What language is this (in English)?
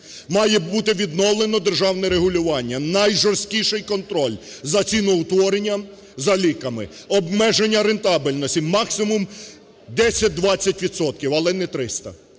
Ukrainian